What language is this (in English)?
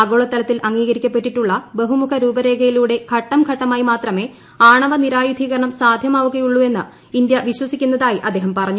Malayalam